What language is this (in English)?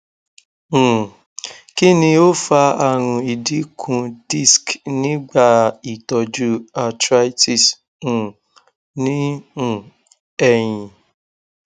Yoruba